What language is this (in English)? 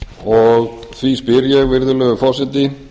Icelandic